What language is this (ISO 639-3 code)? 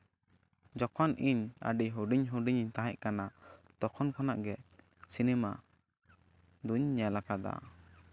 sat